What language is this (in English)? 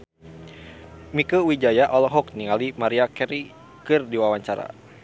Sundanese